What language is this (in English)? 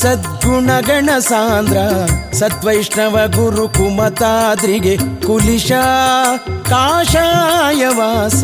Kannada